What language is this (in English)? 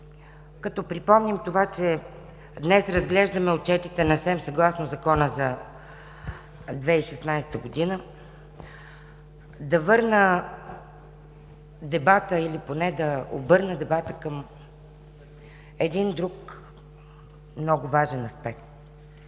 Bulgarian